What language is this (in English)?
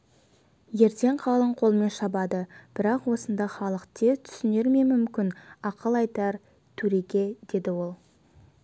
Kazakh